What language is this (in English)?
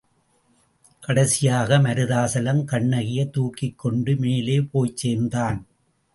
Tamil